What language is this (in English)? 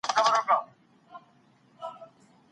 Pashto